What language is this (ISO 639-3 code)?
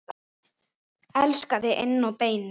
isl